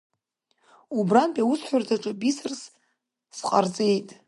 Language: Abkhazian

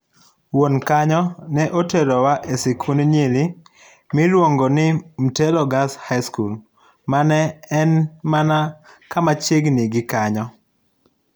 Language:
Luo (Kenya and Tanzania)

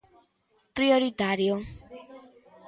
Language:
Galician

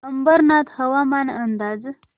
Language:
Marathi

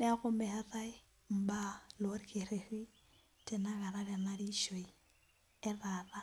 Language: Masai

